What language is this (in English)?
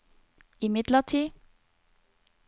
Norwegian